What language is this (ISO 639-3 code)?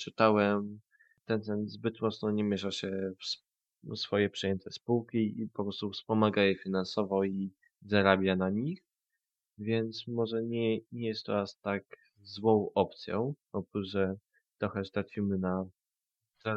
pol